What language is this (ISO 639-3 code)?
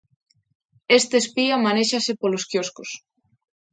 glg